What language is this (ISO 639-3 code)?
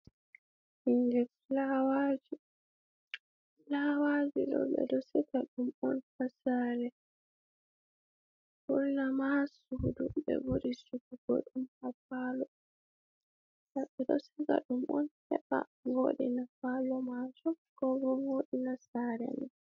ful